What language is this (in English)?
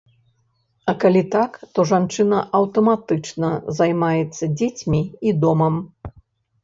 Belarusian